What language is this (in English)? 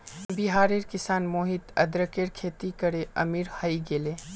Magahi